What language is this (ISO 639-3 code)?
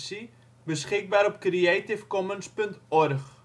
nld